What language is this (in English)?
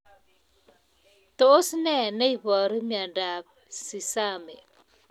Kalenjin